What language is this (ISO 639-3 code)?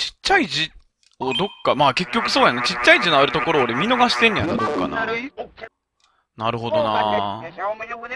jpn